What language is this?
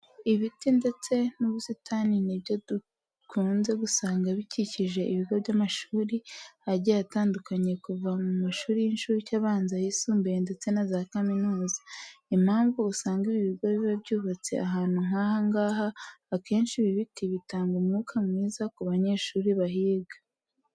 Kinyarwanda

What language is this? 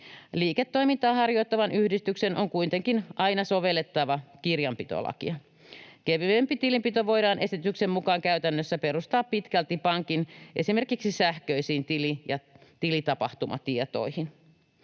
Finnish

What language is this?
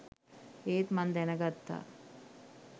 Sinhala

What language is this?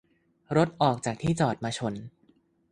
Thai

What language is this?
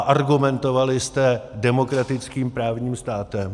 Czech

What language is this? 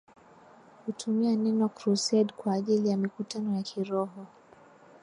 Swahili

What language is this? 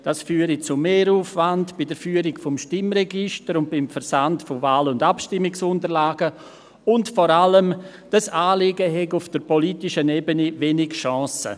Swiss German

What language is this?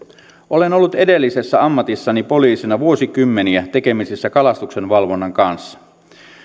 Finnish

